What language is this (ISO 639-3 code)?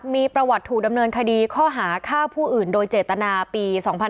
tha